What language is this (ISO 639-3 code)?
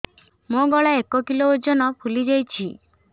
ori